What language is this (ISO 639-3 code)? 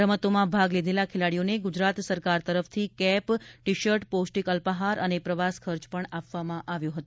guj